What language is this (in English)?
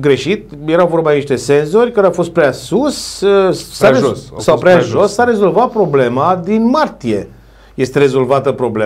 Romanian